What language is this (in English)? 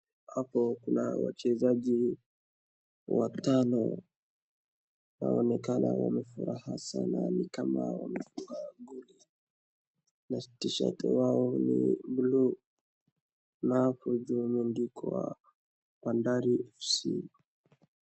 Swahili